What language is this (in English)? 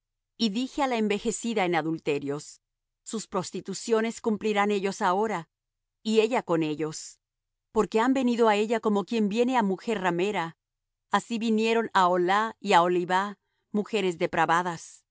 Spanish